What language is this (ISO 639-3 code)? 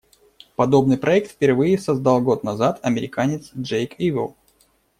rus